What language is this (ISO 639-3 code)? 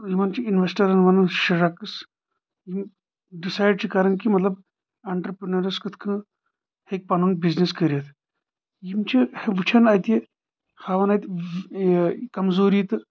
kas